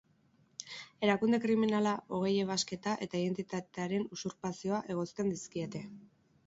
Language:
Basque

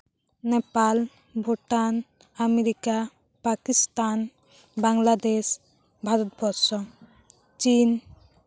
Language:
Santali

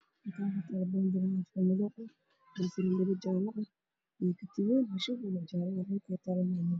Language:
Somali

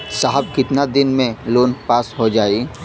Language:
Bhojpuri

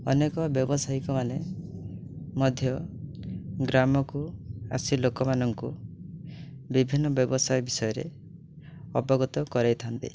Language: Odia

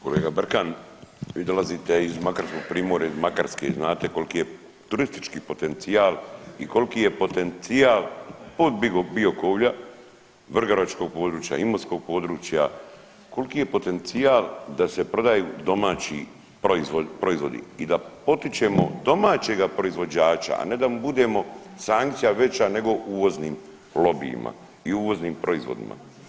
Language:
Croatian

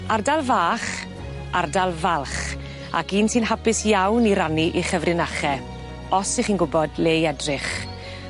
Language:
Welsh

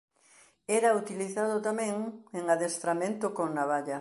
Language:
Galician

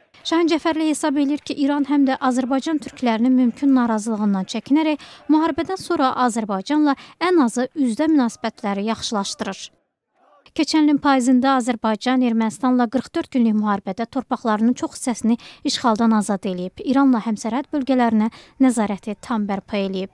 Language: Turkish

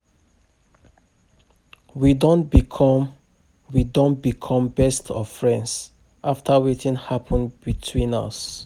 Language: Nigerian Pidgin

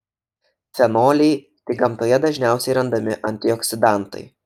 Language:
Lithuanian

